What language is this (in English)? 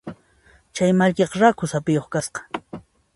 Puno Quechua